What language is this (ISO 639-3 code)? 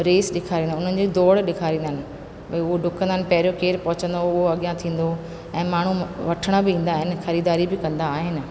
snd